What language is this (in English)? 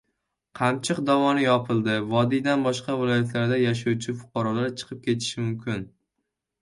Uzbek